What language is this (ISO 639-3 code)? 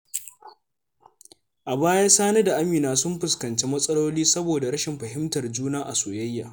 hau